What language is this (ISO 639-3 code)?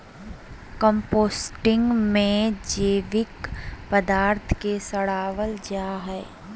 mag